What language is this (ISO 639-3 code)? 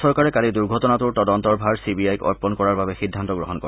asm